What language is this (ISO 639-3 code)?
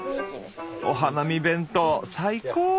jpn